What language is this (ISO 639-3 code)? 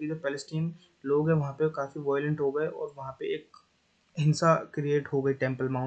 hin